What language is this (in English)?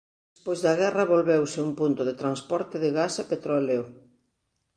Galician